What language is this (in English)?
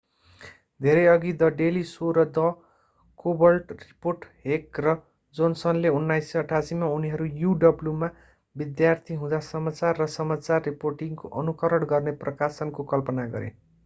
Nepali